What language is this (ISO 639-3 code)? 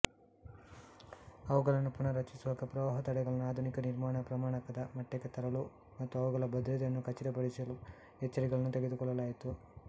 kan